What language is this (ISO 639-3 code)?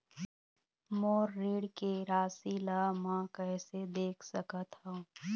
hne